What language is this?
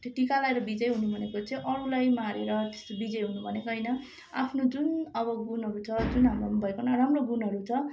Nepali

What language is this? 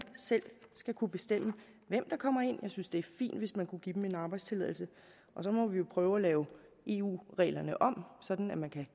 Danish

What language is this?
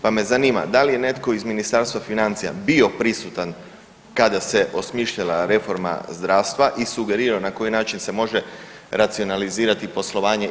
Croatian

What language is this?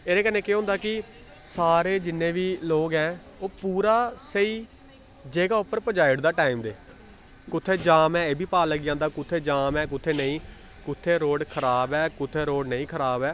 Dogri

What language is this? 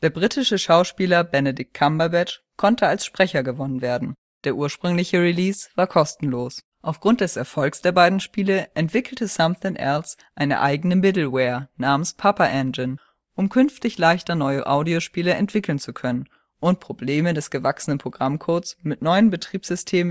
German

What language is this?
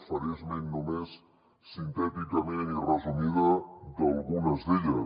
Catalan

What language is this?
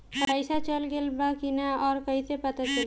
Bhojpuri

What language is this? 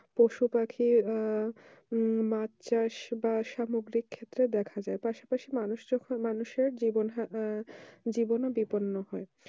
Bangla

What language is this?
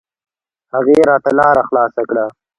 Pashto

